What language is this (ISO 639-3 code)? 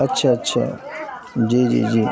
urd